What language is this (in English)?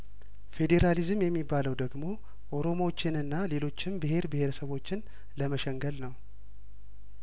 Amharic